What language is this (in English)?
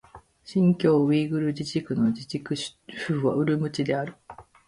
Japanese